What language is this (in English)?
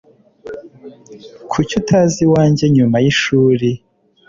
Kinyarwanda